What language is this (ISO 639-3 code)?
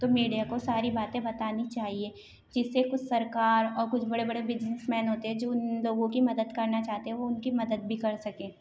urd